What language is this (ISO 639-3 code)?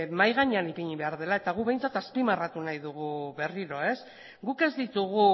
eus